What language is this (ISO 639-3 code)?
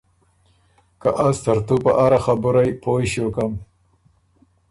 oru